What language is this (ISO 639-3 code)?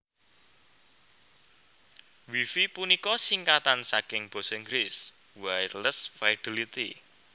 jav